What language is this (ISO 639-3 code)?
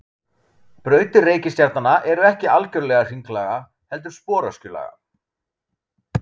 isl